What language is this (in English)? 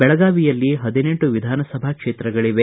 Kannada